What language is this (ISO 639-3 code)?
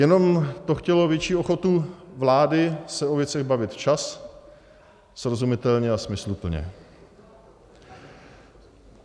ces